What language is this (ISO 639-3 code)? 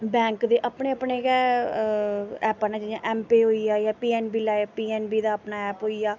doi